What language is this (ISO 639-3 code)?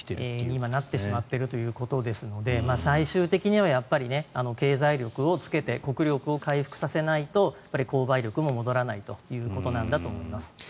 jpn